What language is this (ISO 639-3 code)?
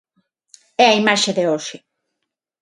glg